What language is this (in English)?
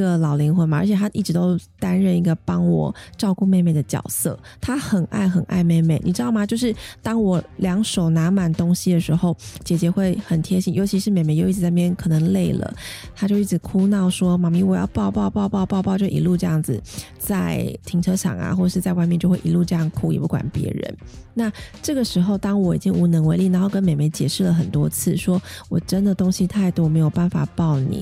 Chinese